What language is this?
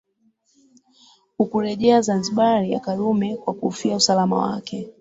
Swahili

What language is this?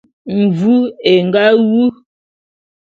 Bulu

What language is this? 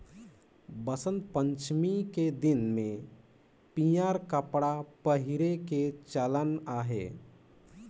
Chhattisgarhi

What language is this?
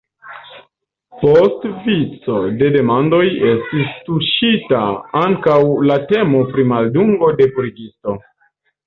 Esperanto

